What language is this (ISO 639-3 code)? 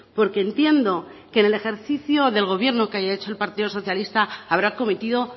spa